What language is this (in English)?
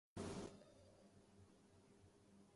Urdu